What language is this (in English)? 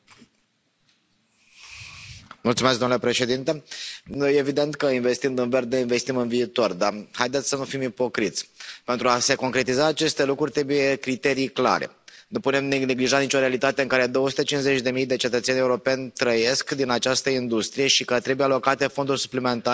Romanian